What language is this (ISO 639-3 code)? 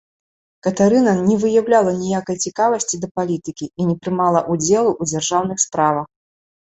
bel